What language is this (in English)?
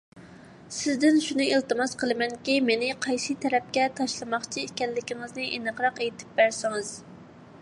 Uyghur